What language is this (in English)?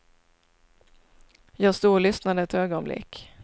Swedish